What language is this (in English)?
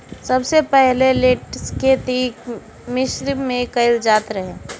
Bhojpuri